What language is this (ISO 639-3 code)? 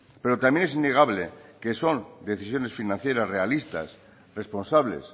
spa